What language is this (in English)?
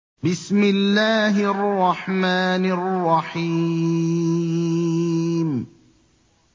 Arabic